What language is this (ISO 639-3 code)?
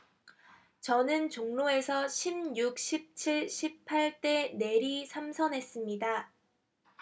kor